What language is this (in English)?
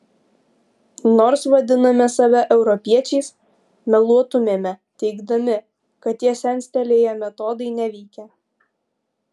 Lithuanian